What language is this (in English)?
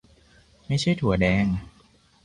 Thai